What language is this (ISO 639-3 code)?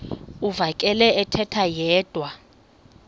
xho